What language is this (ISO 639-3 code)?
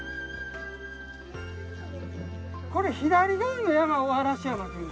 jpn